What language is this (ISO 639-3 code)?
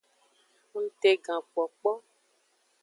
ajg